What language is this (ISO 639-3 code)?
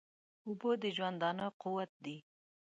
pus